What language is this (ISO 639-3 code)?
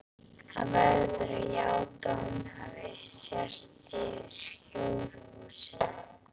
isl